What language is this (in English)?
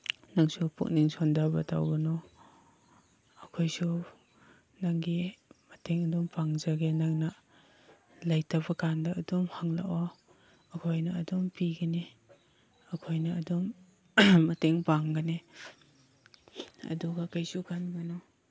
Manipuri